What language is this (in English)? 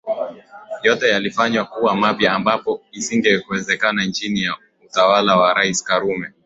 Swahili